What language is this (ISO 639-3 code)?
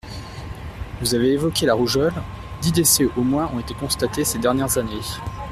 fra